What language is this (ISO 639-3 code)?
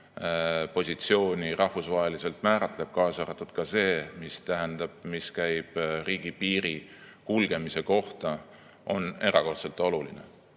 est